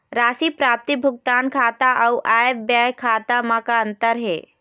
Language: Chhattisgarhi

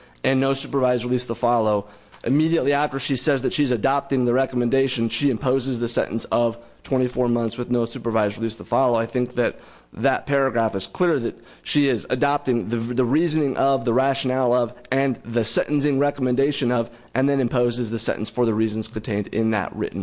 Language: English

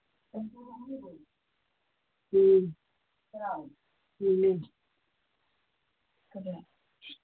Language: Manipuri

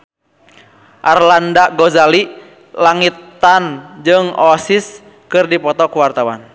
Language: Sundanese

